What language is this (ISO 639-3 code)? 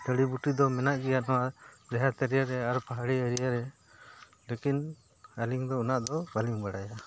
sat